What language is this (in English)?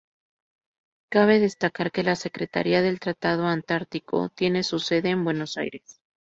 Spanish